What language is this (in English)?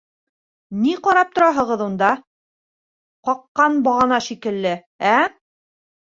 Bashkir